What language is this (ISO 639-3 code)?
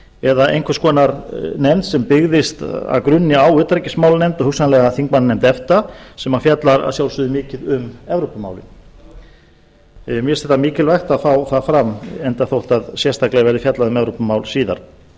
isl